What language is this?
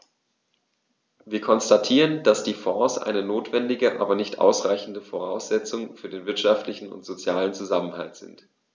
German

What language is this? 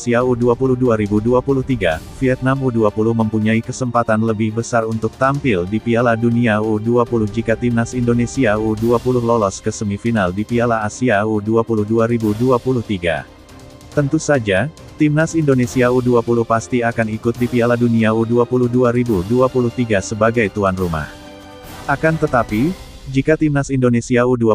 Indonesian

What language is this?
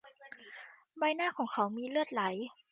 Thai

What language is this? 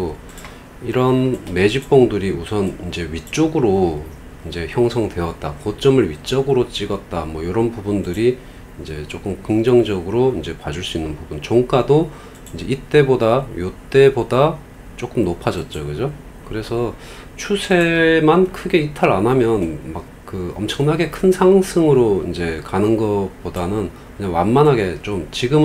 Korean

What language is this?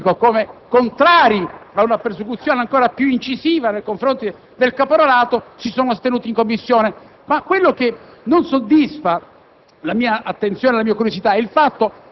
Italian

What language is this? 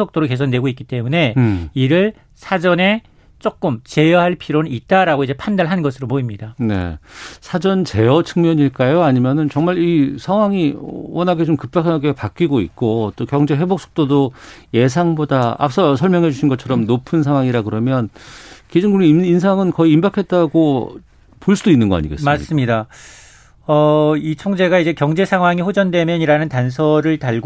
Korean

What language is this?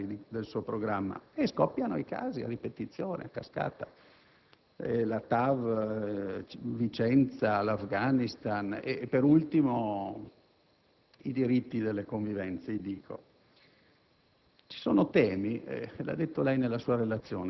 Italian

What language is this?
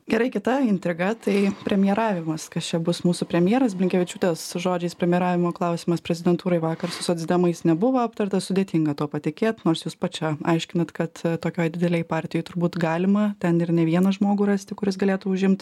Lithuanian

